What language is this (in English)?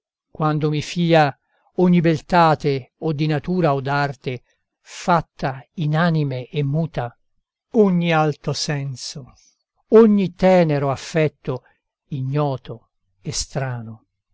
Italian